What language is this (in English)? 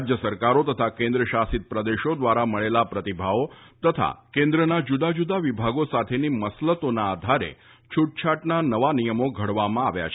Gujarati